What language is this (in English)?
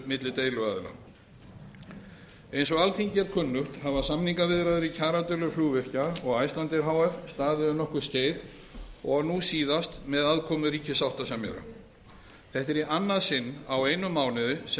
Icelandic